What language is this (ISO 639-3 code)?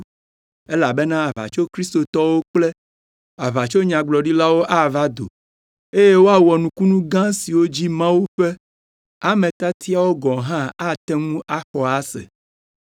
ewe